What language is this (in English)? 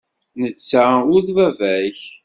Kabyle